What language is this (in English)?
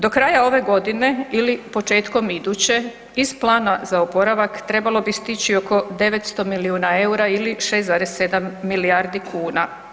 Croatian